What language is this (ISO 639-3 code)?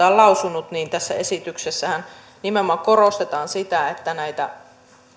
fin